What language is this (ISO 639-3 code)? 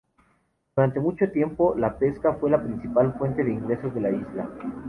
spa